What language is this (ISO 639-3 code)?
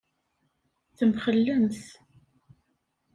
kab